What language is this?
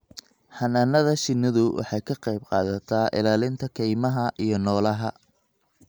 Somali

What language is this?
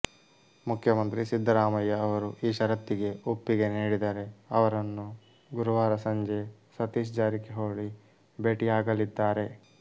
Kannada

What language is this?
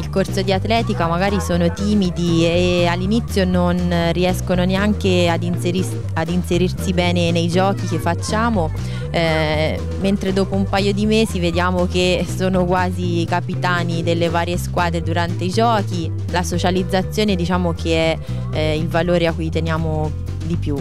Italian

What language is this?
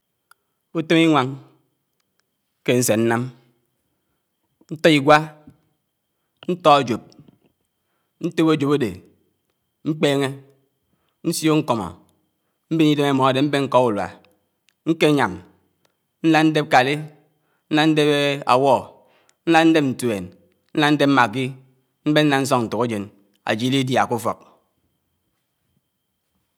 Anaang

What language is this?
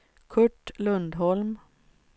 Swedish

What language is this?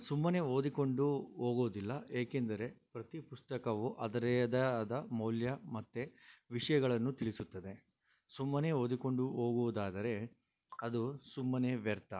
Kannada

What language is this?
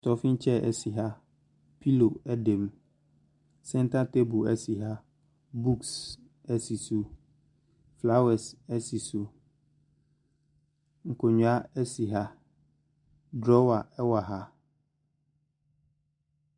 Akan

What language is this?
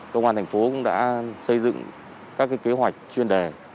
Vietnamese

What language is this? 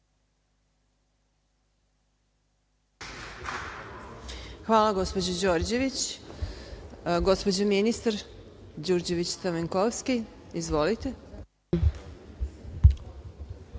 Serbian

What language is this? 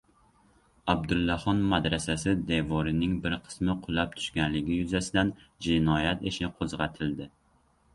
Uzbek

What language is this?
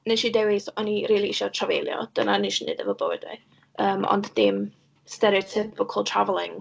Welsh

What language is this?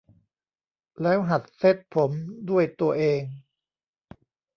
Thai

